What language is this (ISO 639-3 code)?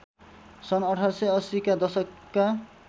nep